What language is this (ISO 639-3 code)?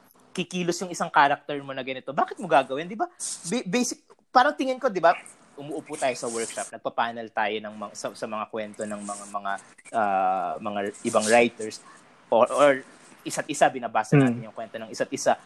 fil